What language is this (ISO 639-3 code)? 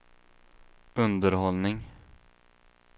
swe